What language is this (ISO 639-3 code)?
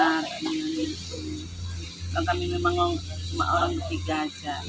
ind